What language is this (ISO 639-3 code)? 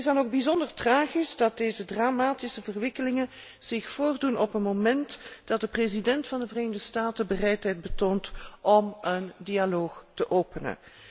nld